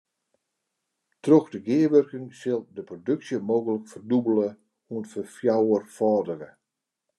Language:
Western Frisian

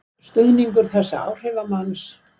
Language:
Icelandic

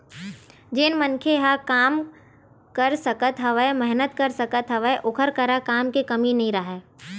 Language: Chhattisgarhi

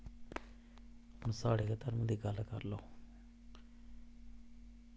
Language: Dogri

